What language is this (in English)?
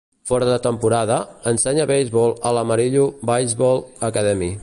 Catalan